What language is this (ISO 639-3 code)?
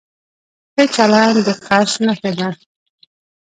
pus